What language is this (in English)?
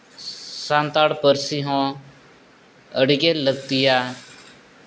Santali